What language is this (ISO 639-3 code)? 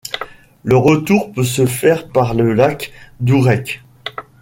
fra